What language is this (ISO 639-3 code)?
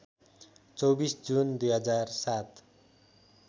nep